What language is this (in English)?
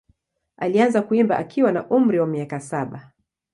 Swahili